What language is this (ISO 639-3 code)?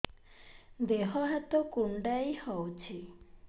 ori